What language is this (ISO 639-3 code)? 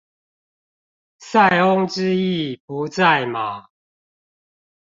zho